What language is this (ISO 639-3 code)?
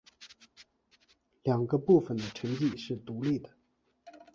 zho